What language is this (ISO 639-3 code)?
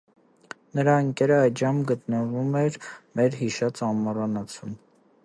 hye